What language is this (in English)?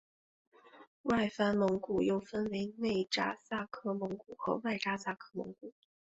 Chinese